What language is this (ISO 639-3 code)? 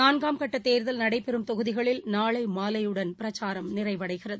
tam